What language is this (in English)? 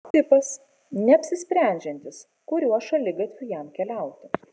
Lithuanian